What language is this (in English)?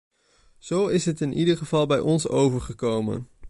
Dutch